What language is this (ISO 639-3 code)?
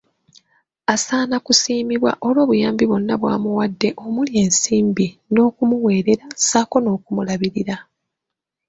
lug